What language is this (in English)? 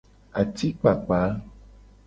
Gen